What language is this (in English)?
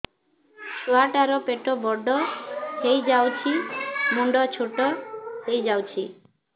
Odia